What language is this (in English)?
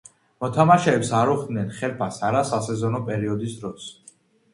Georgian